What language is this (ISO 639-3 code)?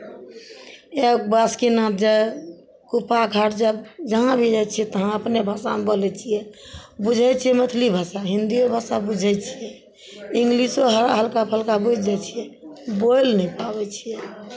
mai